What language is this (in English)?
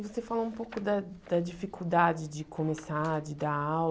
Portuguese